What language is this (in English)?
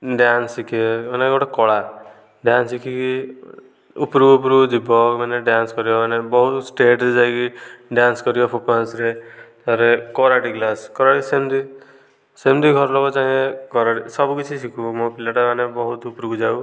Odia